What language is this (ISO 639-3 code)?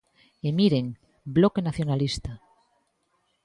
glg